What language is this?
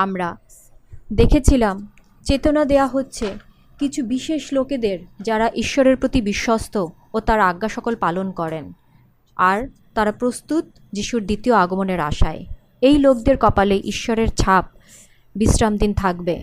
Bangla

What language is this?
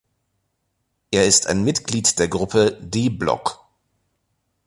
German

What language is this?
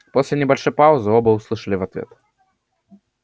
Russian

